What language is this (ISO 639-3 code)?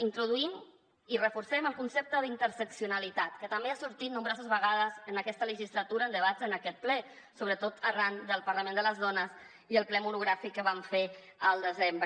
cat